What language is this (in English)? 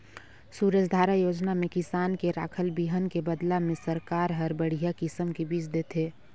Chhattisgarhi